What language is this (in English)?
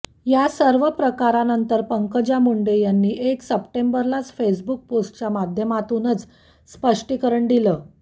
Marathi